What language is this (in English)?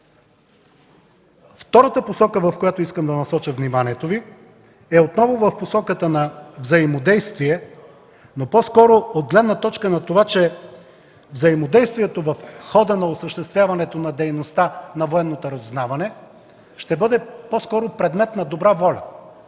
Bulgarian